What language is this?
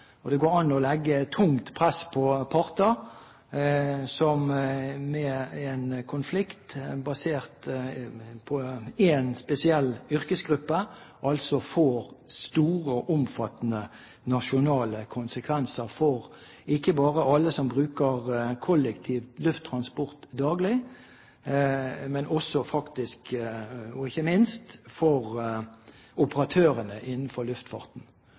Norwegian Bokmål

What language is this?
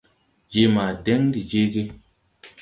Tupuri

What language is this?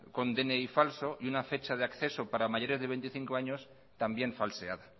Spanish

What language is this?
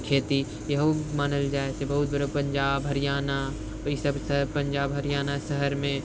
Maithili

